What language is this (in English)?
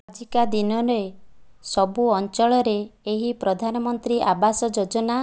Odia